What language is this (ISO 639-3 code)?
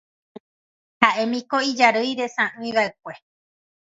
grn